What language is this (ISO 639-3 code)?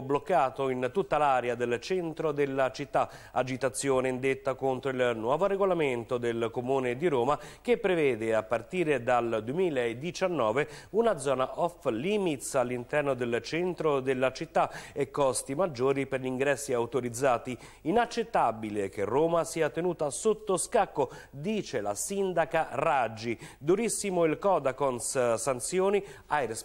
ita